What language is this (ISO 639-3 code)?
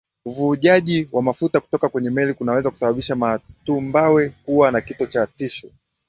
swa